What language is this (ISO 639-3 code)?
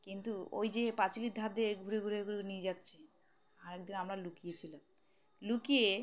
ben